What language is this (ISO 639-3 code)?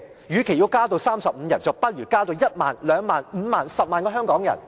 yue